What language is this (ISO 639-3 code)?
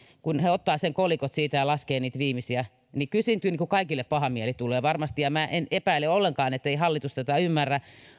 fin